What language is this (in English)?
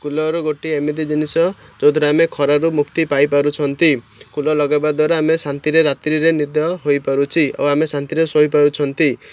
Odia